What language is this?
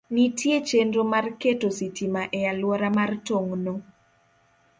Luo (Kenya and Tanzania)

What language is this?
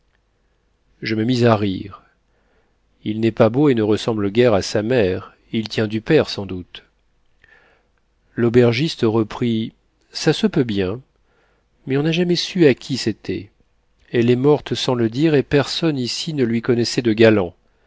French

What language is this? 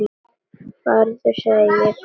Icelandic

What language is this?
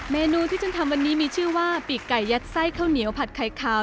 Thai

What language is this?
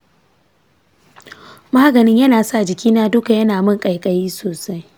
Hausa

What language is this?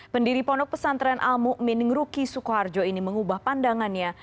Indonesian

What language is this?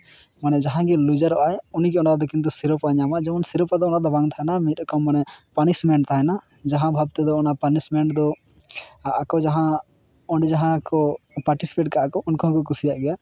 Santali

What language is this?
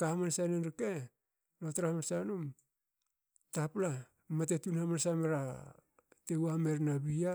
Hakö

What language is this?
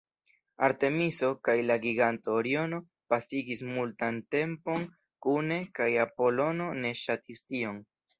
Esperanto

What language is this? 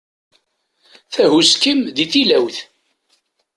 Kabyle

